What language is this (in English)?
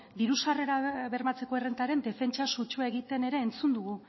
Basque